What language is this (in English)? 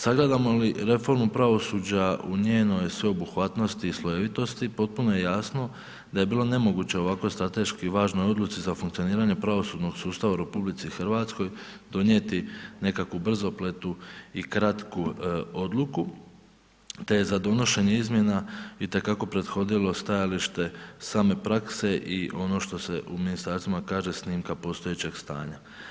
Croatian